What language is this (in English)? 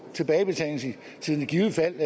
Danish